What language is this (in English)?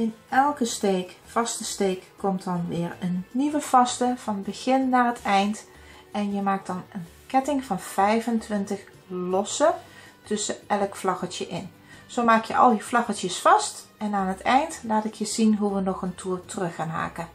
Dutch